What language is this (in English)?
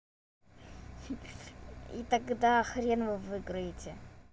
Russian